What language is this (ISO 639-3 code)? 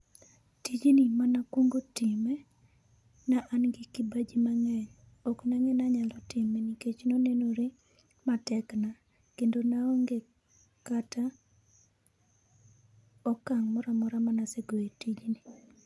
luo